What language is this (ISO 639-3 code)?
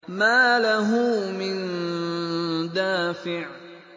ara